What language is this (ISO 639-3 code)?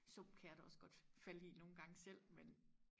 dan